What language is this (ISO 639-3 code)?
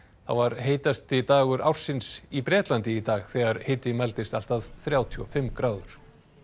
isl